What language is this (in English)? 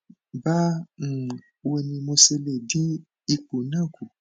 Yoruba